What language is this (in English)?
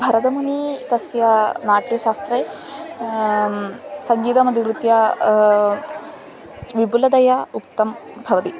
Sanskrit